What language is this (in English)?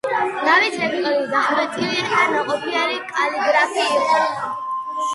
Georgian